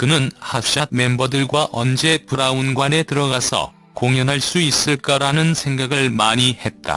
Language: Korean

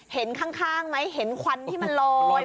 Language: Thai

